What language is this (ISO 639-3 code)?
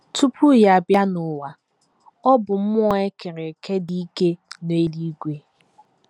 ibo